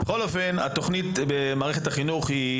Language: Hebrew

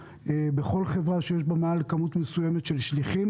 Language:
Hebrew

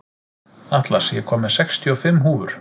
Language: Icelandic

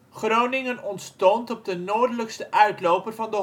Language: Dutch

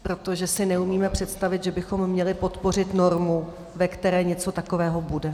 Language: Czech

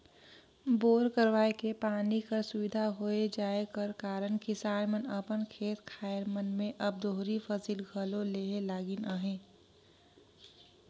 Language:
Chhattisgarhi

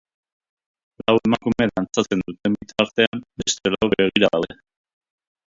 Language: Basque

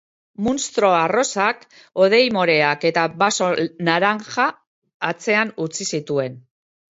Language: Basque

